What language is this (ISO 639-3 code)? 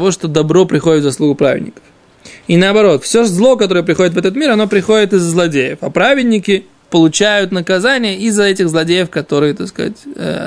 rus